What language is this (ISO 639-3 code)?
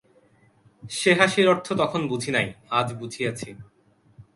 ben